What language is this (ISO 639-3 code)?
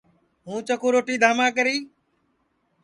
ssi